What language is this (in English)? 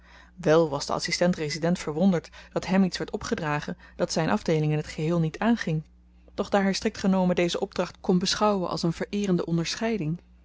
Dutch